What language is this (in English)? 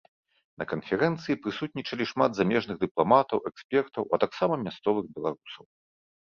Belarusian